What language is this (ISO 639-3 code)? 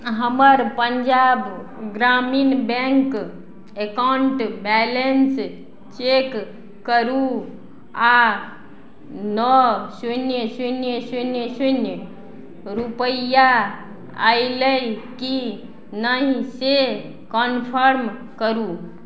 mai